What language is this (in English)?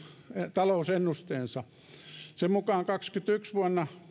Finnish